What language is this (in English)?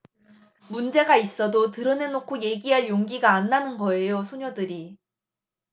Korean